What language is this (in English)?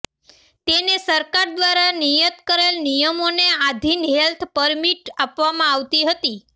Gujarati